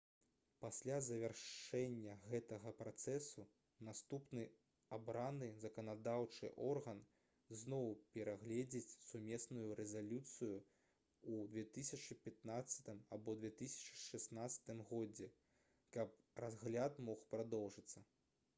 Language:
Belarusian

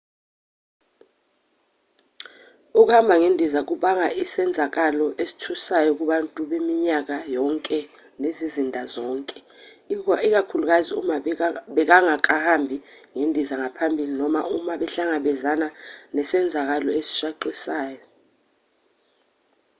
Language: Zulu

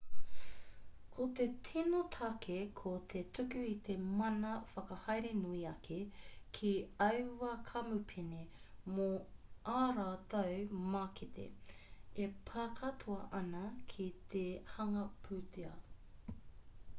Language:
Māori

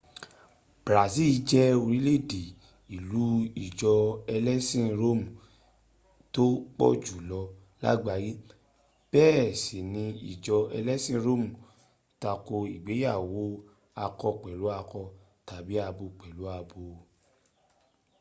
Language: Yoruba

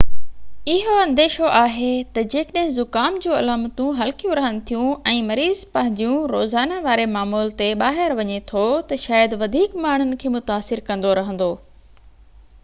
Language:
Sindhi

